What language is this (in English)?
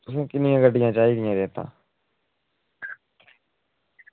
Dogri